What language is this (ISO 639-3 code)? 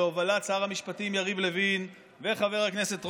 heb